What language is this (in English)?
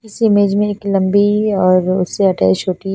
Hindi